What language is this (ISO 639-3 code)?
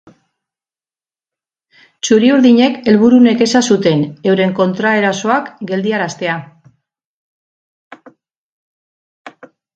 eus